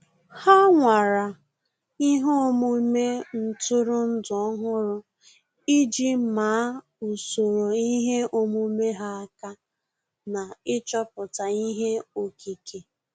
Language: Igbo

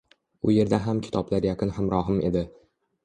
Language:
Uzbek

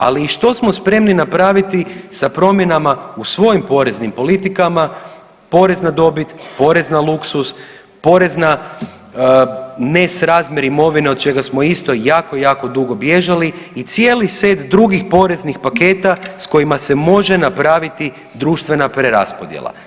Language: Croatian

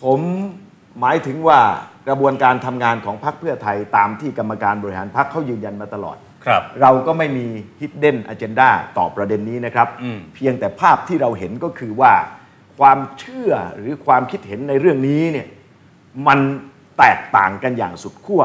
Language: Thai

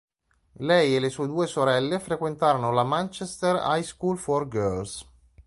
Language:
Italian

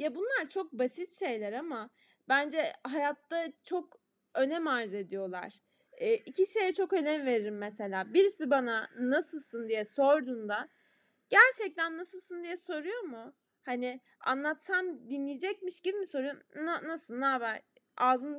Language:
Turkish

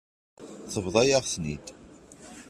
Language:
Kabyle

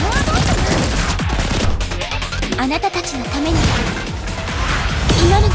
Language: Japanese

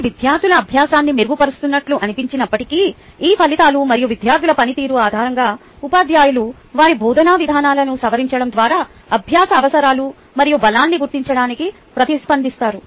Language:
Telugu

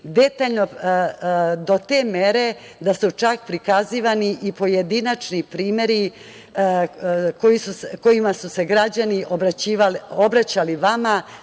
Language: Serbian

